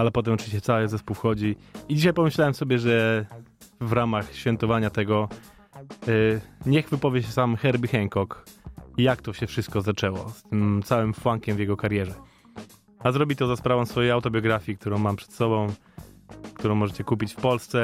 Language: Polish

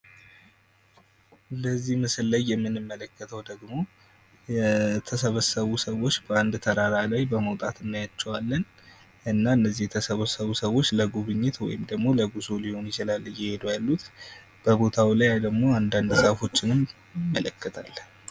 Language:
Amharic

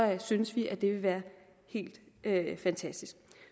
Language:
Danish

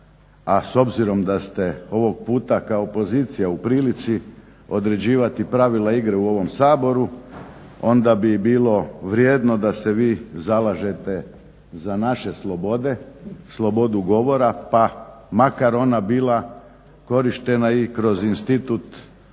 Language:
Croatian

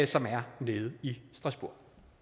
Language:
Danish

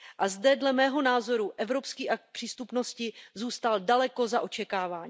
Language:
Czech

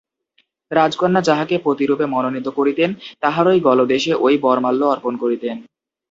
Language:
Bangla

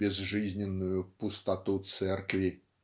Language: Russian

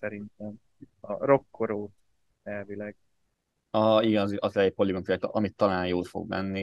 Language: Hungarian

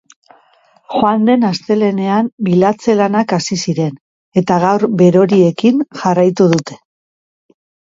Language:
Basque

